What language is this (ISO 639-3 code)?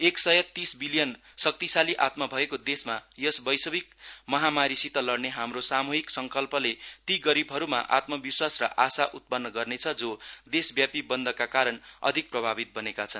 nep